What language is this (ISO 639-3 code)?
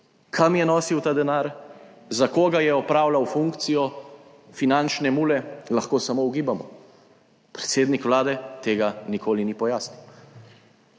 slv